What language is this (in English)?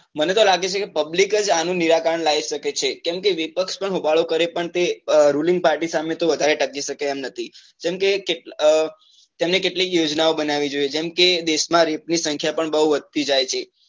Gujarati